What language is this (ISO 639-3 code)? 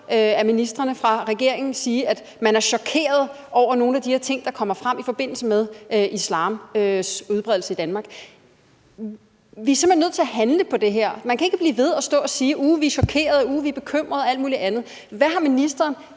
dan